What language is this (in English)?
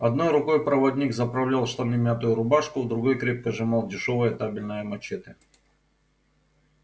Russian